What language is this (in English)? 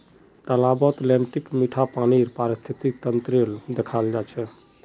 Magahi